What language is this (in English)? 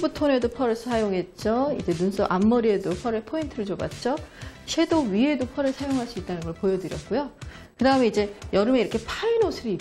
Korean